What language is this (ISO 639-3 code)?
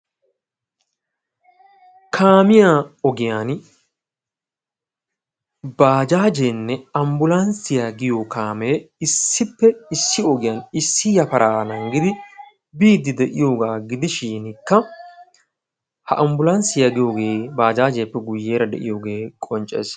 wal